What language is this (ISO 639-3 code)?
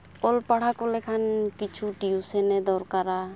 sat